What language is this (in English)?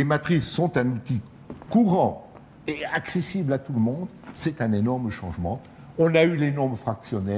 French